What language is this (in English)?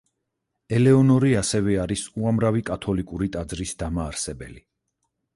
Georgian